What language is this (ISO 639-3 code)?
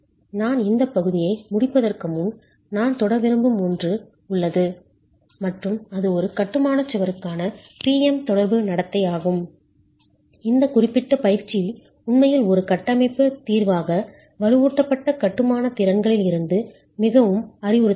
tam